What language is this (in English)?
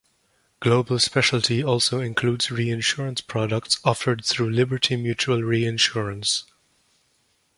English